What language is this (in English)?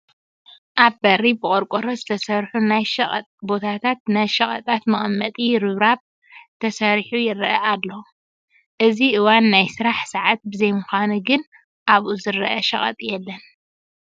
Tigrinya